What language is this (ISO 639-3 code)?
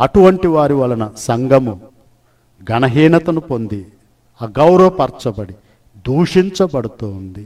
tel